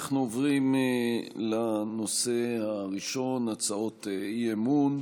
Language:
Hebrew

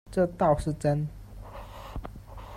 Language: Chinese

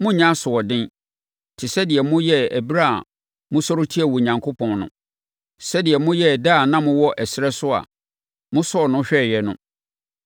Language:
Akan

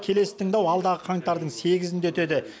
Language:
Kazakh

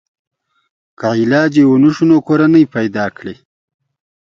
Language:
Pashto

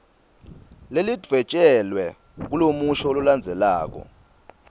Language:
Swati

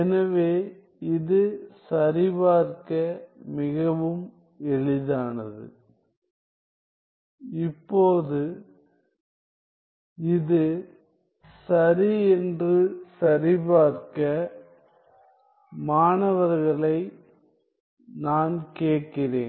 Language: Tamil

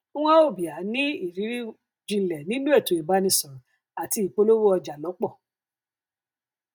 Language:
Yoruba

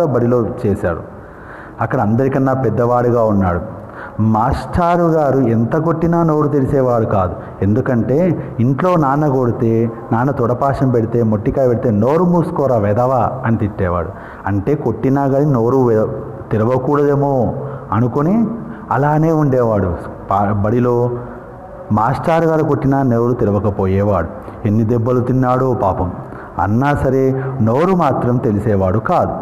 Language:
Telugu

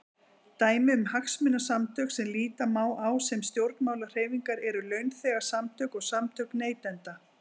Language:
Icelandic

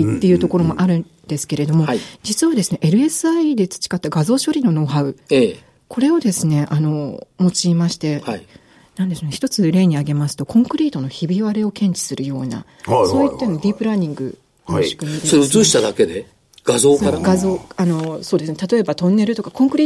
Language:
Japanese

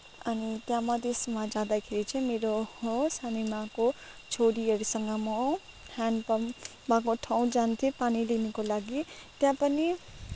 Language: Nepali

